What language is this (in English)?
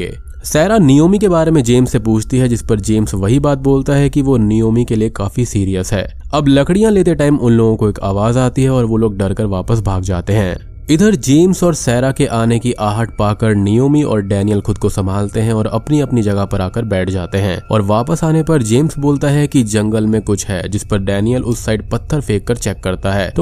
Hindi